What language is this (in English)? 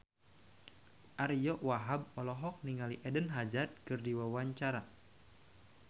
Sundanese